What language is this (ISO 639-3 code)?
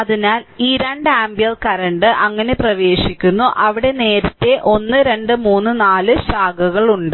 mal